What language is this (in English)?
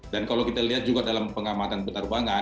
Indonesian